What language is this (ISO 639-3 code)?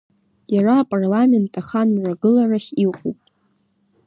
abk